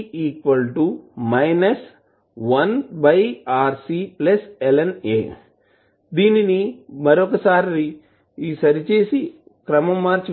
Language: Telugu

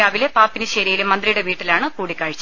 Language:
Malayalam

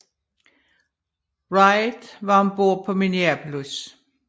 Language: Danish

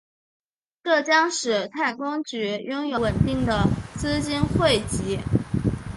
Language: Chinese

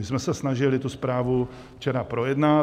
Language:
Czech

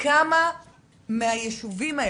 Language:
Hebrew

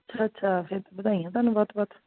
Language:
Punjabi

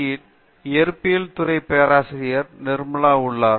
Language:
Tamil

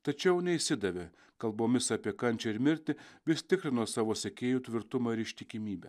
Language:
Lithuanian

